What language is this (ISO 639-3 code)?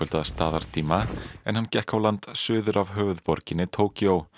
isl